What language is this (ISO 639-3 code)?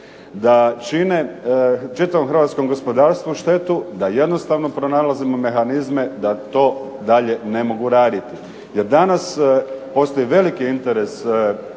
hrv